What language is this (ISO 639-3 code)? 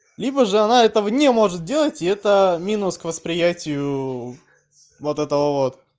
rus